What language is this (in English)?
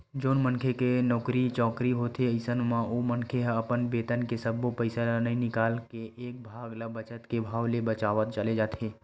Chhattisgarhi